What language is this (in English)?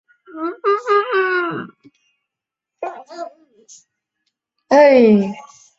Chinese